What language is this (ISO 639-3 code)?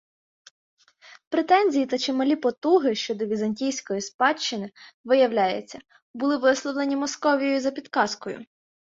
ukr